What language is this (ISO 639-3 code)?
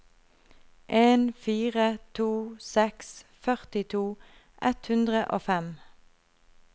nor